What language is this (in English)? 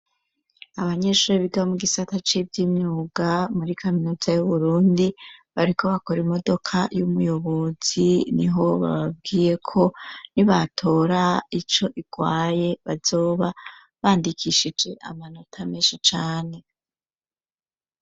Rundi